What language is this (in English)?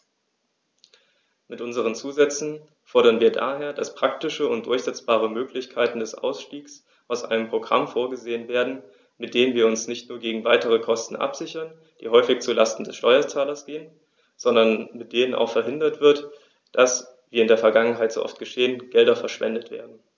German